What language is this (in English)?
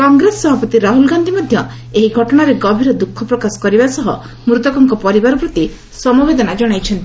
Odia